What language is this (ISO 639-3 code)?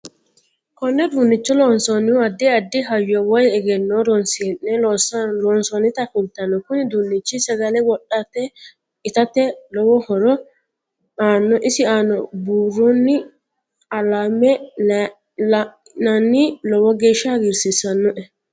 sid